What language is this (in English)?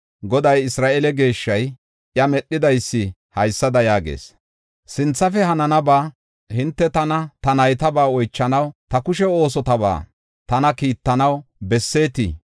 Gofa